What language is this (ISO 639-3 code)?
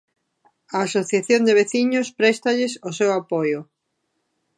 glg